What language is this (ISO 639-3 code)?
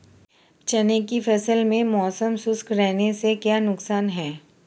hin